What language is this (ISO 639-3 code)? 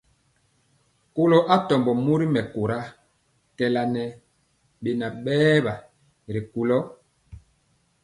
mcx